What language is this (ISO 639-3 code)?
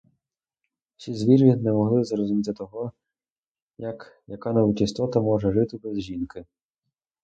ukr